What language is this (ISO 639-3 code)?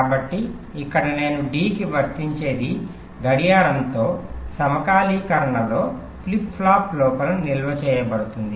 tel